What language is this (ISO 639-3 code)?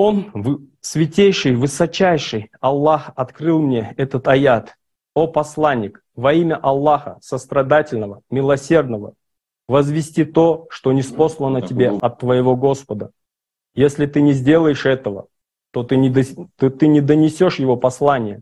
rus